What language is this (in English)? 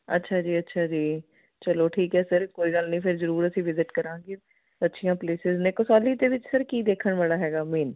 Punjabi